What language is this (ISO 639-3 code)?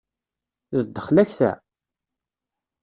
kab